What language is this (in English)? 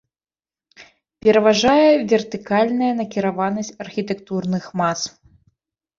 Belarusian